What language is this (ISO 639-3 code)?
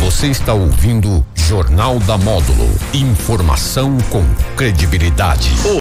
por